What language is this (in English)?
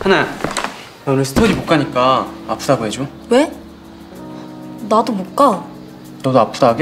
Korean